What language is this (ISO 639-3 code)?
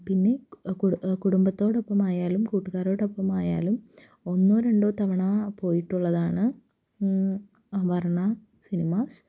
mal